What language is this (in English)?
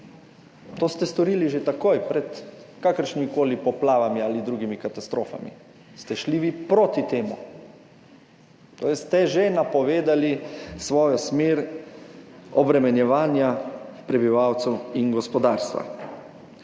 Slovenian